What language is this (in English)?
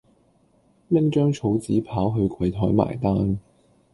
Cantonese